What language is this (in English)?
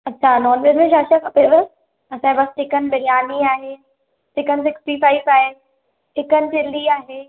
Sindhi